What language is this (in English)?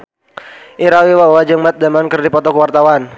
Sundanese